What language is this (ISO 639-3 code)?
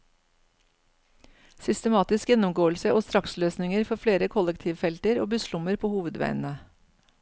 nor